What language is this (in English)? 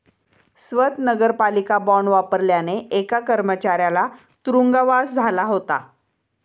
Marathi